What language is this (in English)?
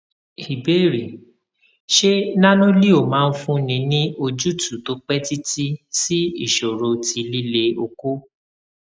Yoruba